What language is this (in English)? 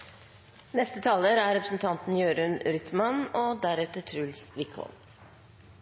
Norwegian